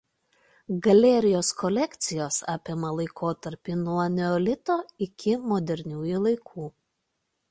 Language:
Lithuanian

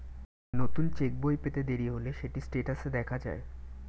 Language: Bangla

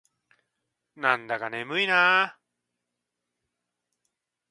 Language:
Japanese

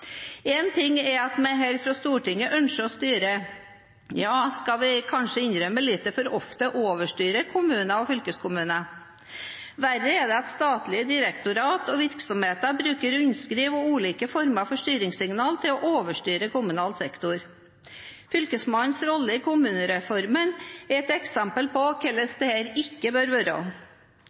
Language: Norwegian Bokmål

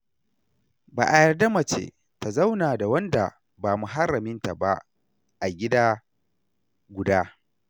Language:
Hausa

